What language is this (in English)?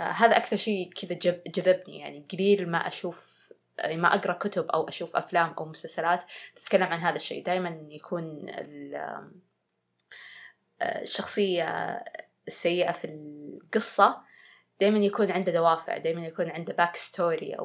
Arabic